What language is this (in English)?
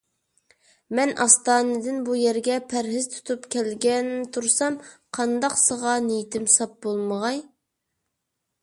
Uyghur